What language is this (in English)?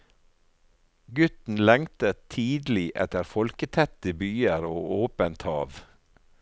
Norwegian